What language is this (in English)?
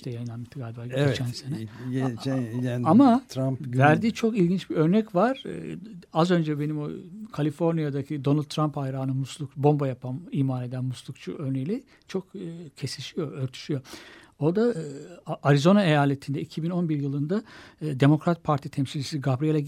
Turkish